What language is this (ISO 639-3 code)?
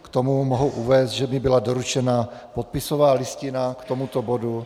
ces